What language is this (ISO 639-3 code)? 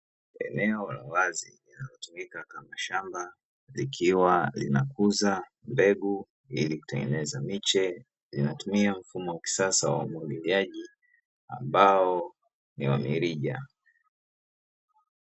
swa